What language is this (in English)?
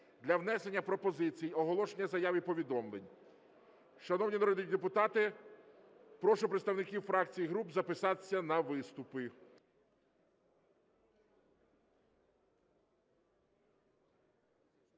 Ukrainian